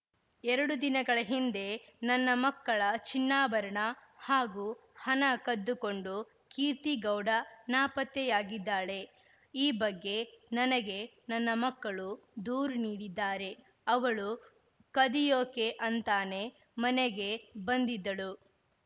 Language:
Kannada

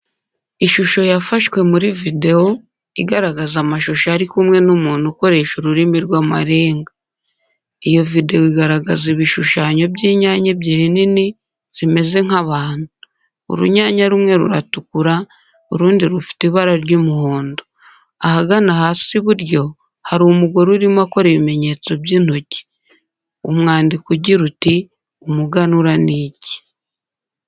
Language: Kinyarwanda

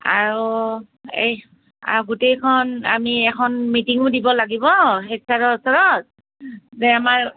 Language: Assamese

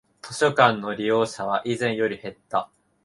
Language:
Japanese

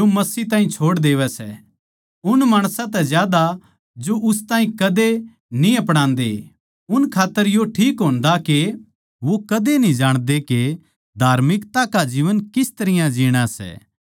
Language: Haryanvi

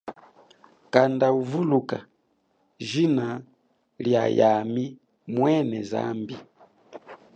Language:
Chokwe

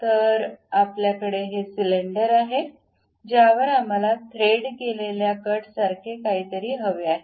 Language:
Marathi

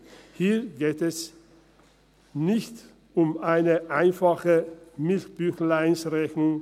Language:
Swiss German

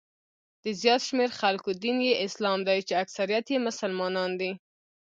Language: Pashto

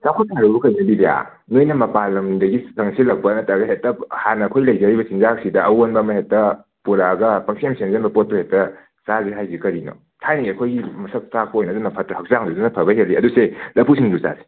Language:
Manipuri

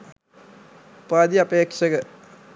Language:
Sinhala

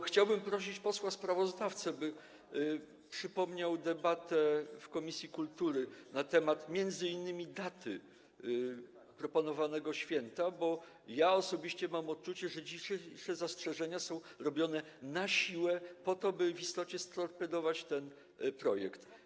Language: Polish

